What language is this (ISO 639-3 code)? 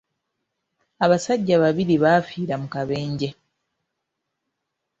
lug